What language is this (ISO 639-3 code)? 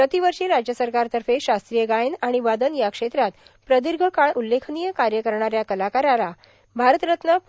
mar